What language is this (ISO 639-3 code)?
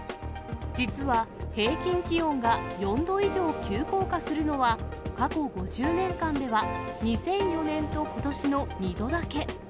jpn